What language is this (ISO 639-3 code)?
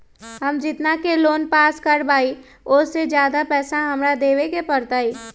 mag